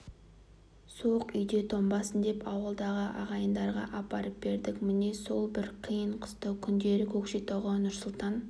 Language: Kazakh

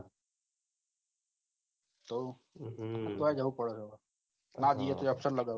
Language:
Gujarati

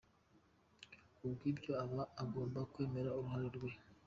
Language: Kinyarwanda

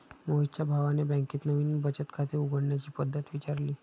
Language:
Marathi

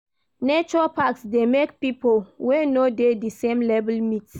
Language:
Nigerian Pidgin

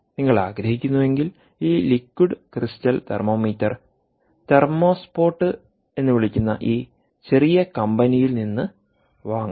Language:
Malayalam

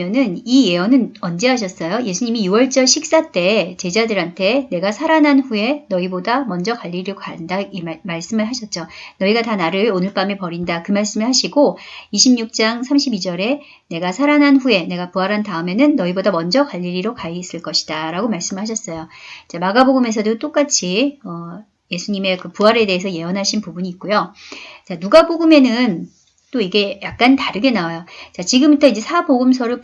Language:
Korean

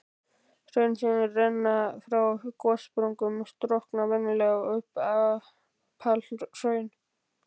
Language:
Icelandic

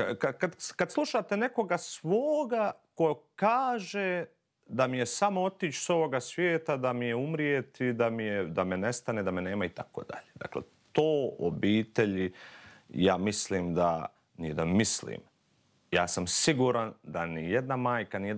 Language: Croatian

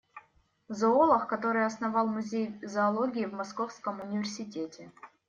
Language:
Russian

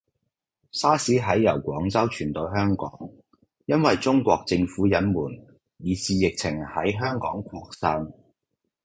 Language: Cantonese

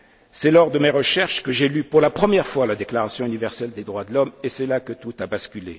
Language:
French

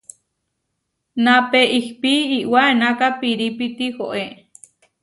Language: Huarijio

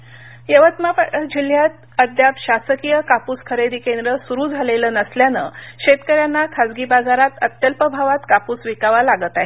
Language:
Marathi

